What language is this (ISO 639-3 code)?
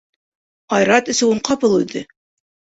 bak